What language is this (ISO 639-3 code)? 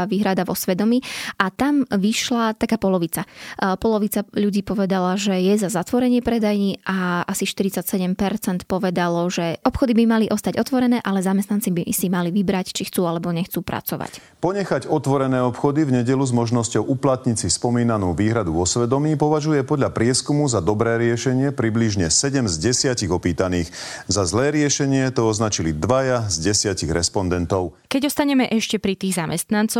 slk